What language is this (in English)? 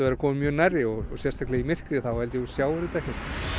Icelandic